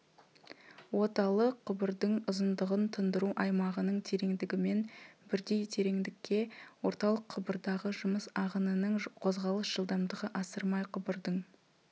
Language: Kazakh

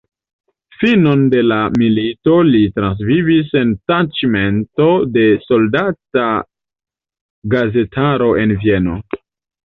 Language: Esperanto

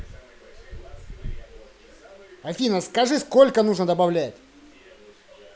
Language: Russian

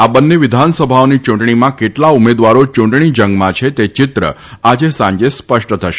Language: Gujarati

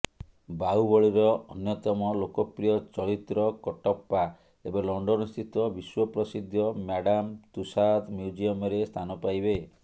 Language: Odia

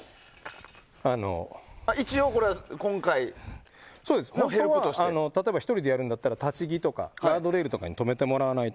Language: Japanese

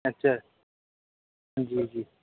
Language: Urdu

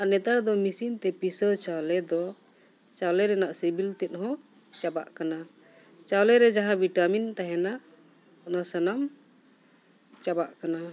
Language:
Santali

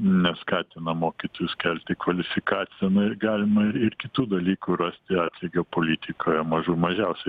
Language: Lithuanian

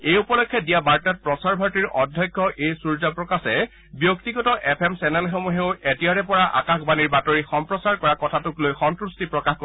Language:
Assamese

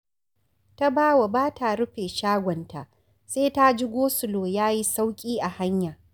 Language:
Hausa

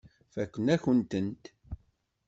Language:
Kabyle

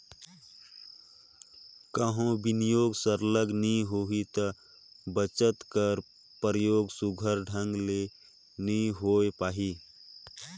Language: Chhattisgarhi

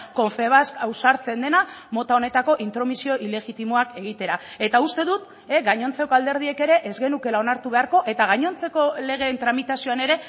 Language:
Basque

